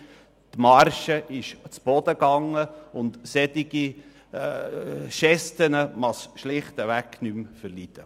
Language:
Swiss German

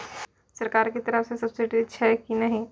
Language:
Maithili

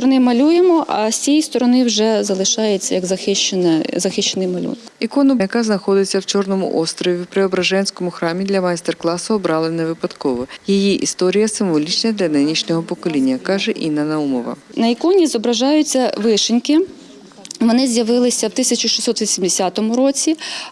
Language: Ukrainian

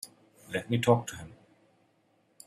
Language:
English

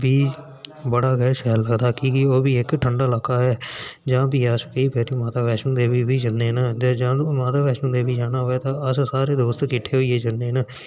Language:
Dogri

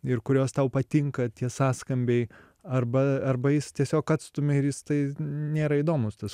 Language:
Lithuanian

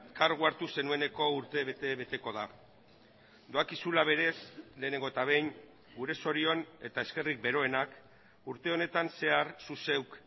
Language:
Basque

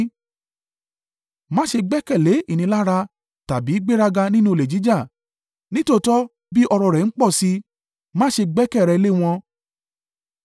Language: Yoruba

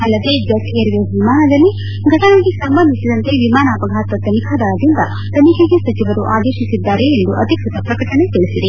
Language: Kannada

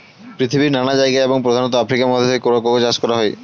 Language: Bangla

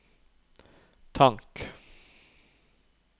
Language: Norwegian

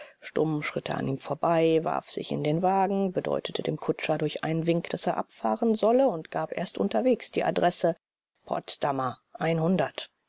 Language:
German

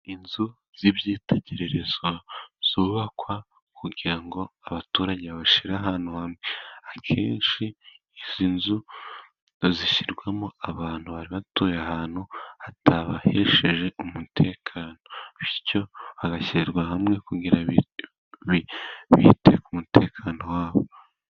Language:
Kinyarwanda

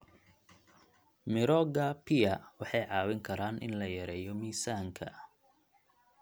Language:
Somali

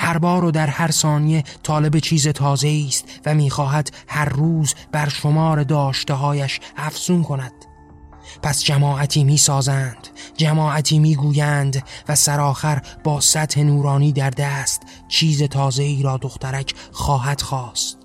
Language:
Persian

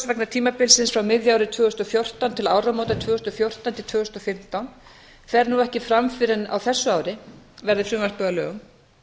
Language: Icelandic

